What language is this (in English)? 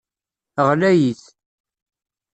Kabyle